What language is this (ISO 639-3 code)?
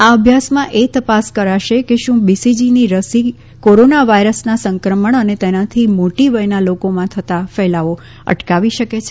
guj